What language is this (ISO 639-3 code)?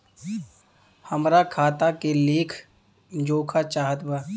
bho